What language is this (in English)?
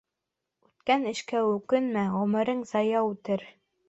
Bashkir